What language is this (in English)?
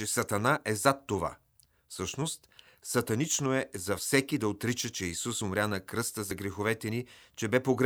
Bulgarian